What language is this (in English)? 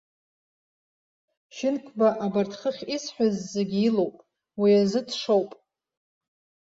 Abkhazian